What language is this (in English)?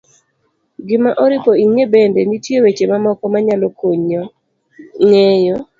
Luo (Kenya and Tanzania)